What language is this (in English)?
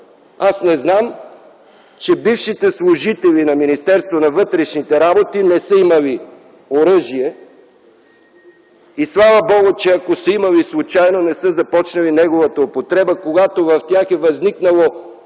Bulgarian